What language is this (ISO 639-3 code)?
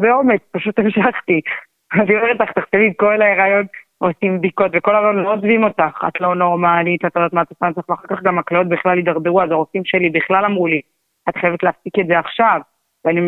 heb